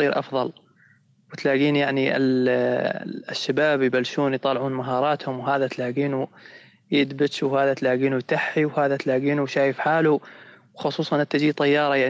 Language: Arabic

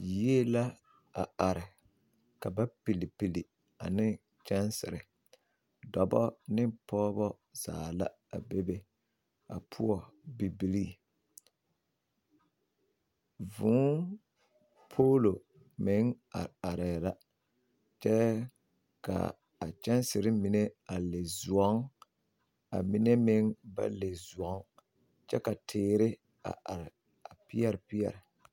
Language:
Southern Dagaare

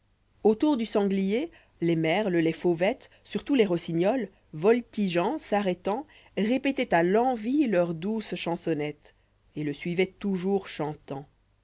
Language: French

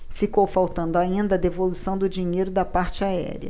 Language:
Portuguese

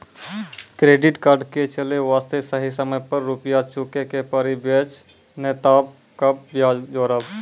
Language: Maithili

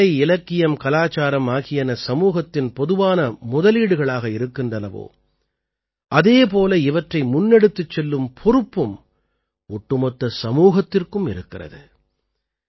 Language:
Tamil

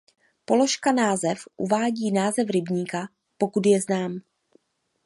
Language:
Czech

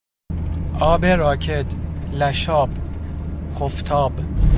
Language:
Persian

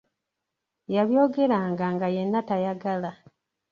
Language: Ganda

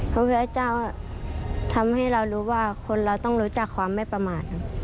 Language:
Thai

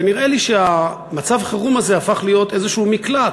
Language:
Hebrew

